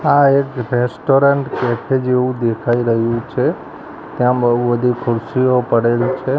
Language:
Gujarati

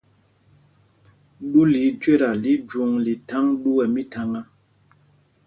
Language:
Mpumpong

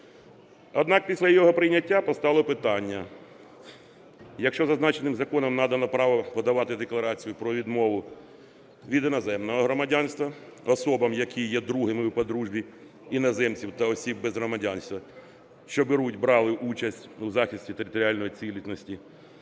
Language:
Ukrainian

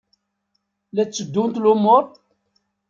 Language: Kabyle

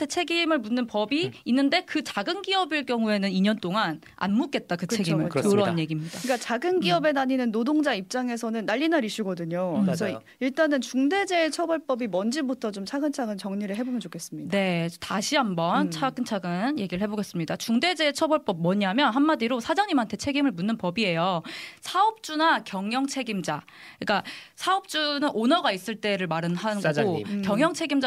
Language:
Korean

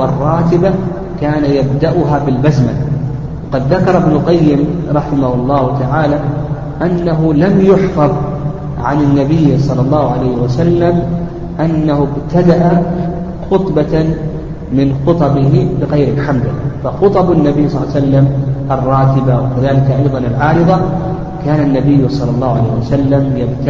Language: Arabic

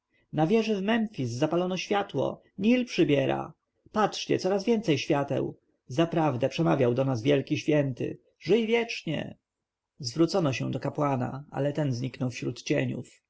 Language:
Polish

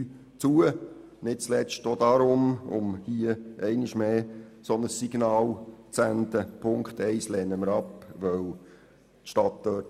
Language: Swiss German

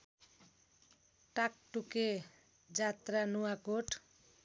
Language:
Nepali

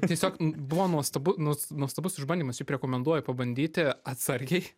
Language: Lithuanian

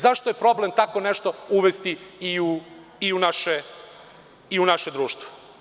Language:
Serbian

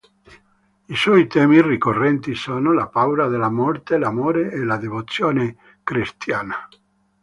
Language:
Italian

